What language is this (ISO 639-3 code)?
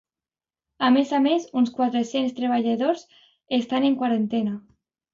cat